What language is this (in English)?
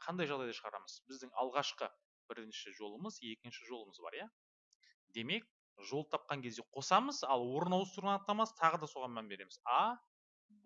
Turkish